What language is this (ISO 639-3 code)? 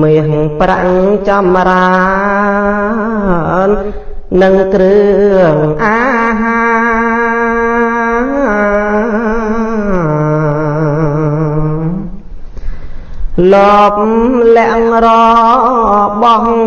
vie